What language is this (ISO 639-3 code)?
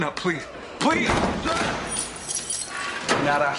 cym